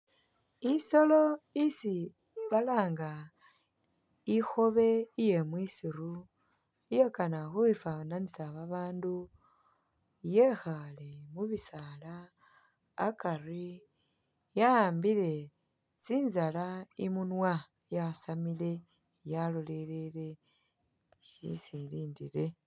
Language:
Masaaba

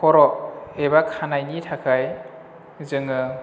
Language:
Bodo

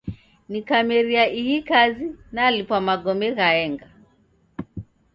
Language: Taita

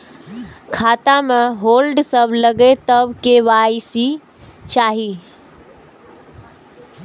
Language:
Maithili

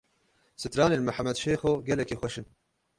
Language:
Kurdish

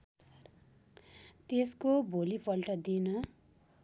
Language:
Nepali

